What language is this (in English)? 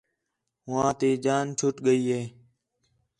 Khetrani